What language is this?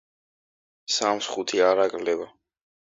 Georgian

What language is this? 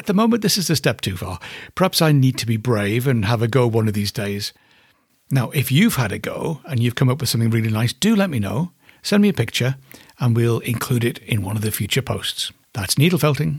English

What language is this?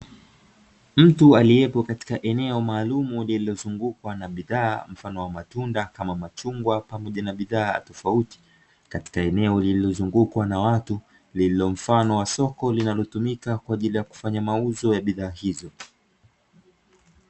Swahili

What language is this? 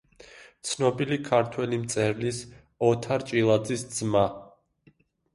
Georgian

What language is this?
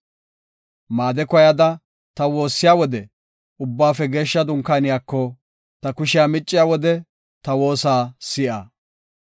Gofa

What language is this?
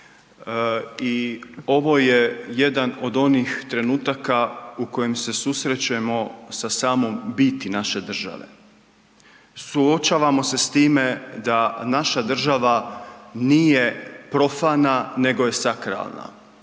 Croatian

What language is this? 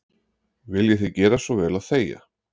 Icelandic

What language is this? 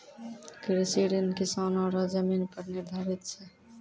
Maithili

